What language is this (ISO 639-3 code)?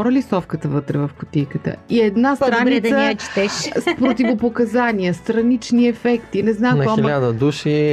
bul